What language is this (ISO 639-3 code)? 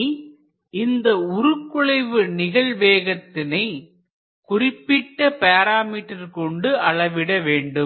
tam